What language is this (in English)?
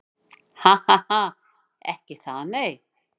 Icelandic